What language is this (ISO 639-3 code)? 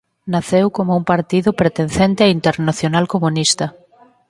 glg